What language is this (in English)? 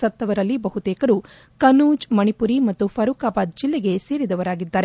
Kannada